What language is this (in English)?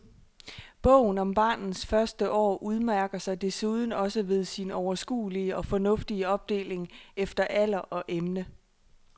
Danish